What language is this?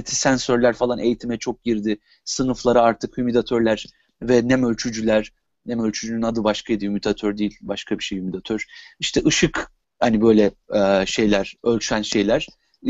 Turkish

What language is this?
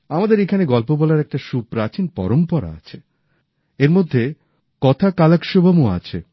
Bangla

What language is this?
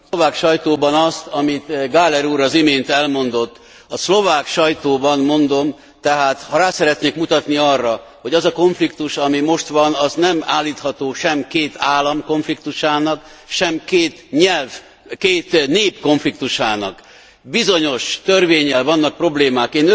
Hungarian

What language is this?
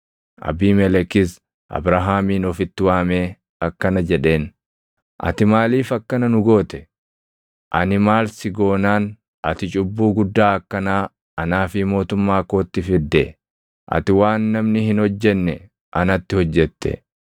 Oromo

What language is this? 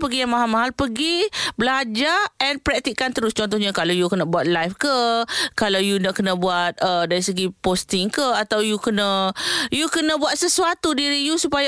Malay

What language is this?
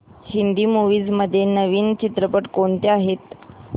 Marathi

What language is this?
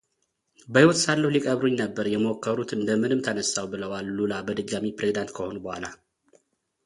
Amharic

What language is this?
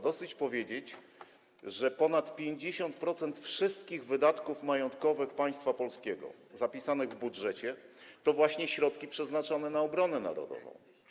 Polish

